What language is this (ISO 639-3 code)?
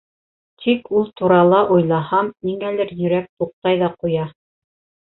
bak